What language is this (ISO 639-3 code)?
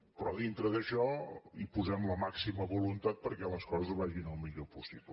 cat